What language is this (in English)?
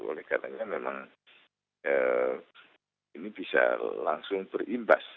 Indonesian